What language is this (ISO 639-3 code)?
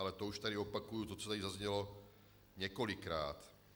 ces